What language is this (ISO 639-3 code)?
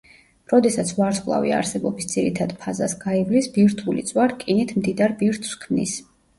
kat